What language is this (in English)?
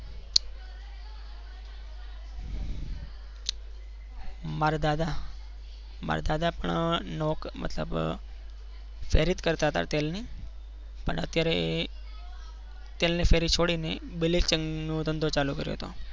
Gujarati